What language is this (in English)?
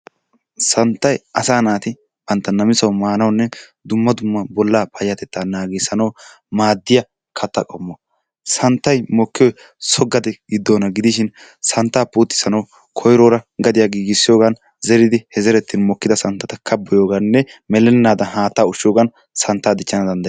Wolaytta